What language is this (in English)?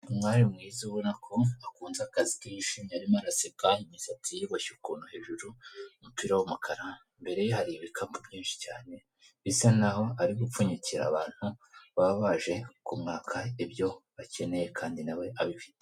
Kinyarwanda